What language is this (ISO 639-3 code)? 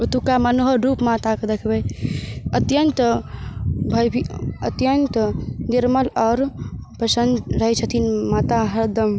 mai